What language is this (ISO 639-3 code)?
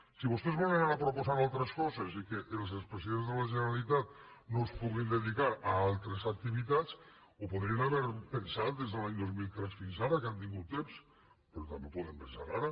cat